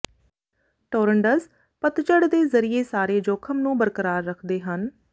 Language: Punjabi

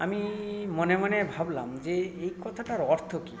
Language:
Bangla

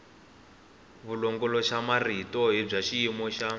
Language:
Tsonga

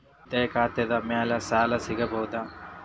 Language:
Kannada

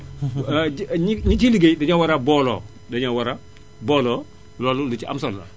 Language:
Wolof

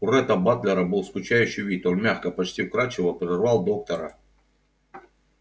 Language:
Russian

